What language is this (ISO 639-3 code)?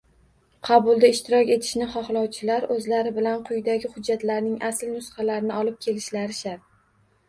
uzb